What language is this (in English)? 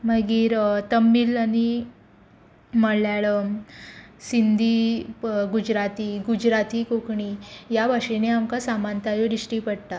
Konkani